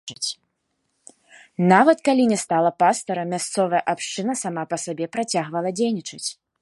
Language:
Belarusian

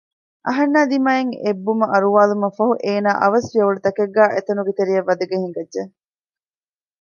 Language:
Divehi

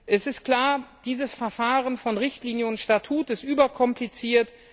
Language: German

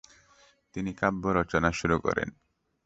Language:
Bangla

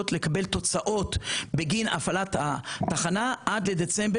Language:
Hebrew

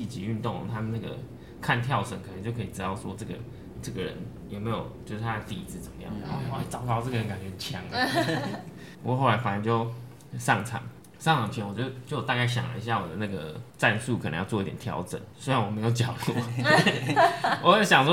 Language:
Chinese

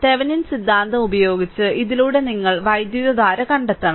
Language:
Malayalam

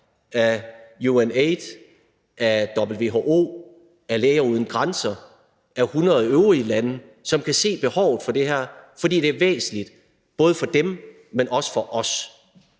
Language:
Danish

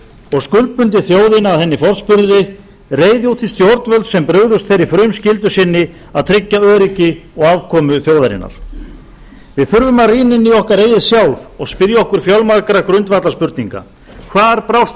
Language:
Icelandic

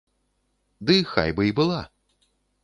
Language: Belarusian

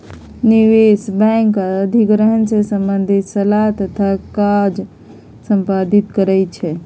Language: Magahi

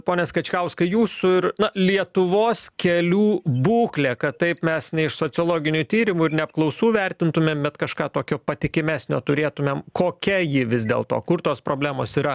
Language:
Lithuanian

